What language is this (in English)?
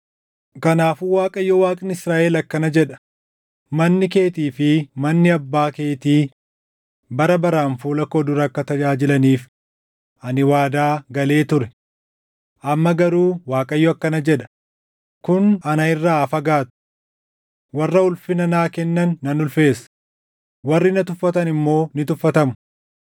Oromo